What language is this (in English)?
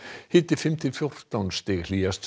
Icelandic